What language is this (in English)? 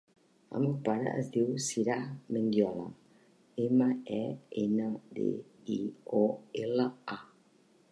Catalan